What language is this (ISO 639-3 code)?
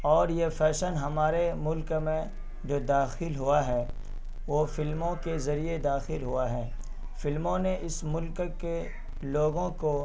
urd